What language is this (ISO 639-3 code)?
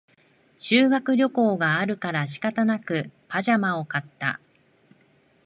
jpn